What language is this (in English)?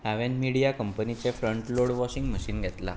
Konkani